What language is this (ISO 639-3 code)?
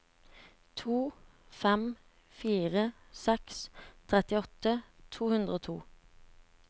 nor